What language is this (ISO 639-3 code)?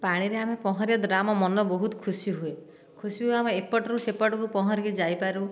ori